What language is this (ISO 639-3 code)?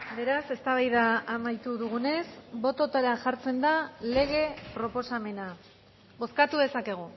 eus